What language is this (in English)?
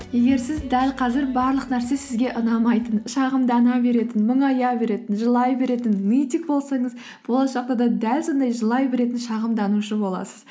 Kazakh